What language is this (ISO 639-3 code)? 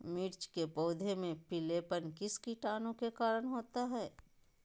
mag